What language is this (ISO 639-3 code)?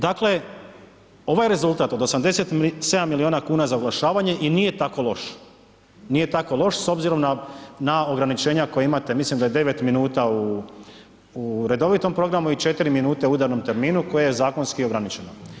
hrv